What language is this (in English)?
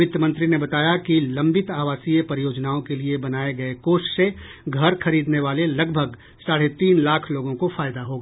Hindi